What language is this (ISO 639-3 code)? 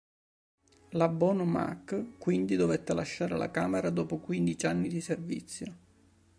ita